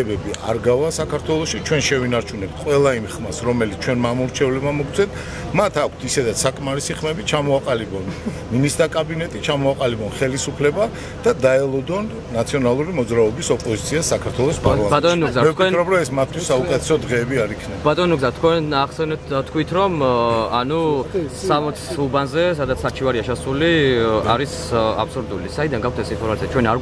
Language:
Romanian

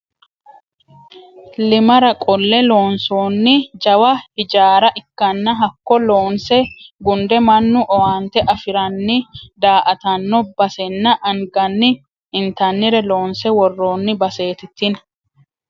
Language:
Sidamo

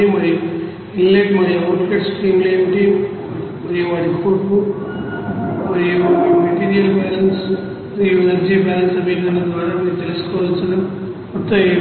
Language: Telugu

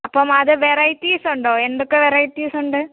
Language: Malayalam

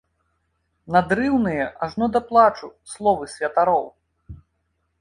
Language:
Belarusian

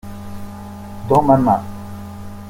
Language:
French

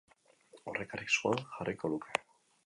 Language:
Basque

